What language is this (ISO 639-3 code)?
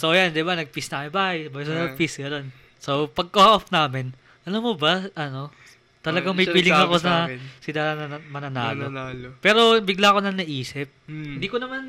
fil